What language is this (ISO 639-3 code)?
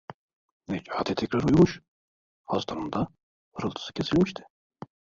tur